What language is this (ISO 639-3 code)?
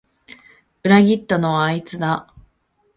jpn